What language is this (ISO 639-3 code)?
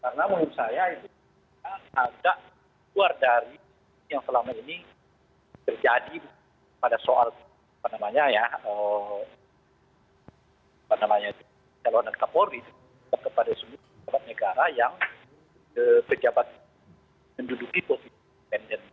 ind